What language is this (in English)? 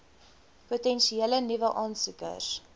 Afrikaans